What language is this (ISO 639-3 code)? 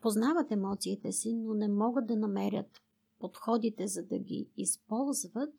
bul